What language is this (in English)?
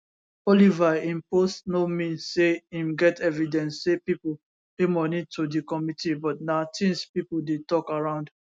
Nigerian Pidgin